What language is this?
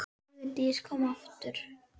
Icelandic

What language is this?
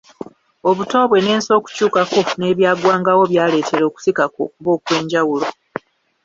Ganda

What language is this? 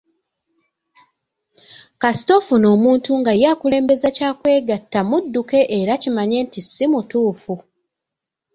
Ganda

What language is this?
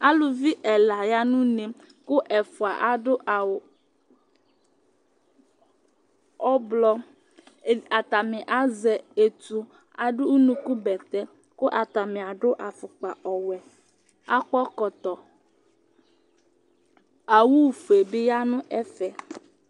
Ikposo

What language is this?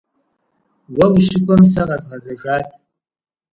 Kabardian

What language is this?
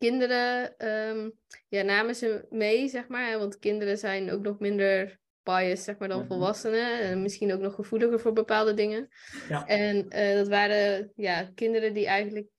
Dutch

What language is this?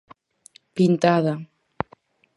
Galician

